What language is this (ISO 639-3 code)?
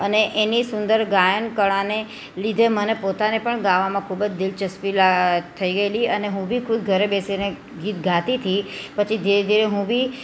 guj